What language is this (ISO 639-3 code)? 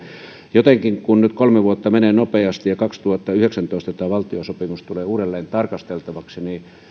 fin